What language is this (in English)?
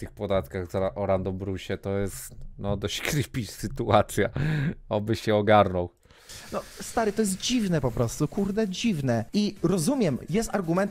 Polish